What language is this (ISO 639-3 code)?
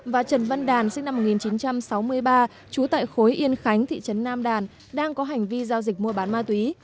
vie